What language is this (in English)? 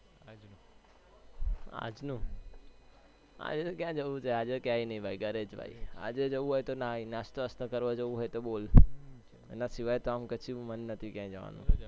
Gujarati